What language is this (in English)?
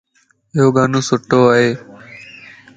Lasi